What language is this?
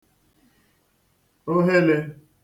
Igbo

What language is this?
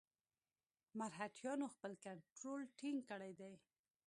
Pashto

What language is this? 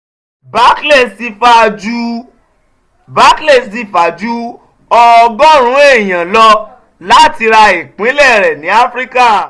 Yoruba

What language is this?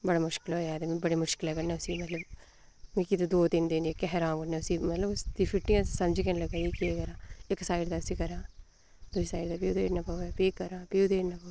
Dogri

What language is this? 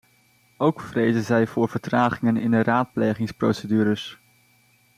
Dutch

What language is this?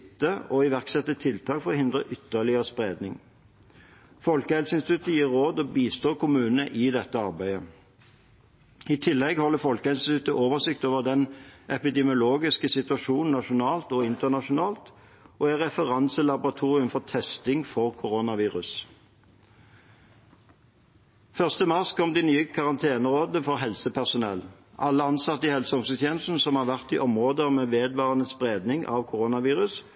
Norwegian Bokmål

